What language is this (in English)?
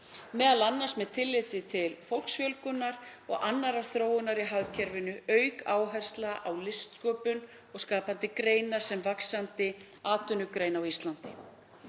Icelandic